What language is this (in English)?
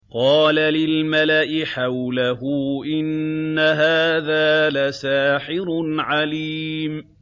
Arabic